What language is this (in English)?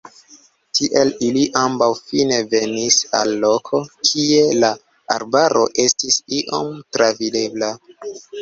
Esperanto